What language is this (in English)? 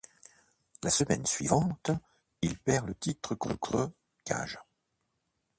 French